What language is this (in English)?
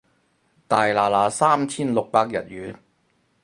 Cantonese